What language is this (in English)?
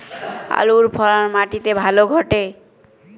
Bangla